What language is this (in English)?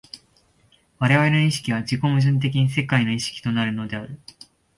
Japanese